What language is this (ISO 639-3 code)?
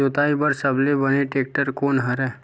hne